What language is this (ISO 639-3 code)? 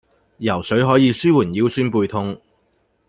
yue